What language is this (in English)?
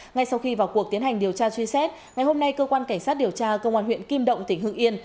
Vietnamese